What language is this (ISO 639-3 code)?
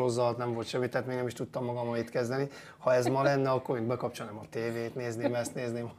hun